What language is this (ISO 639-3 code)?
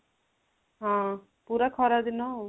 ori